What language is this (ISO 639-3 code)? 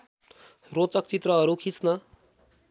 nep